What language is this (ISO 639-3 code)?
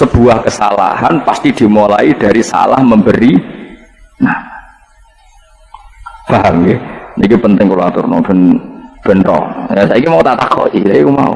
ind